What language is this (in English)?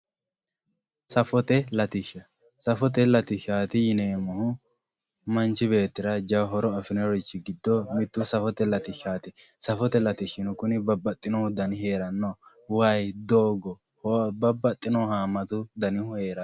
Sidamo